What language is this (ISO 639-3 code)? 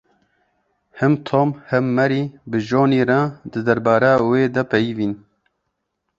kur